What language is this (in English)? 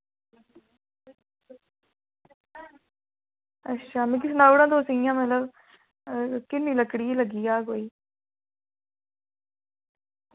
Dogri